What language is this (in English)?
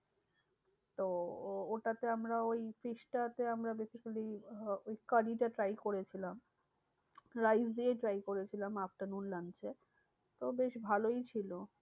Bangla